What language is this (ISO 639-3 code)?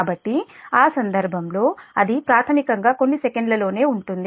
tel